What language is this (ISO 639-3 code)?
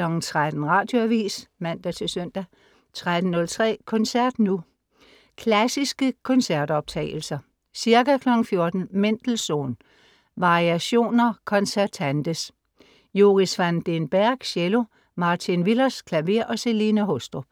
dan